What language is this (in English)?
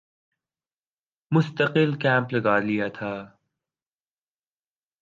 Urdu